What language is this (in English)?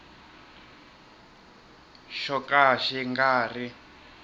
Tsonga